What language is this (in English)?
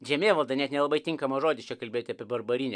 Lithuanian